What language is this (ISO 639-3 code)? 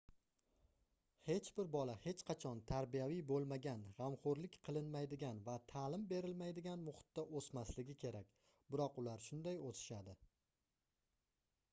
uzb